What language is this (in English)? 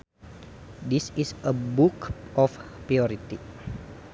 Sundanese